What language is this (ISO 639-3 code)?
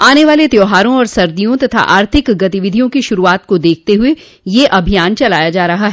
hin